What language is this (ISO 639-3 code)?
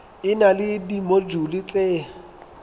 sot